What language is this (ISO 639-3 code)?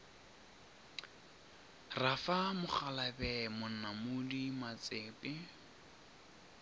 nso